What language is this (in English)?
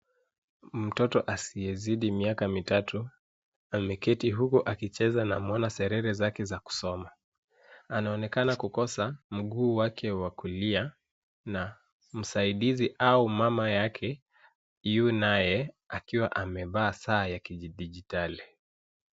Swahili